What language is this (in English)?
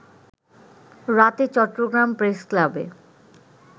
Bangla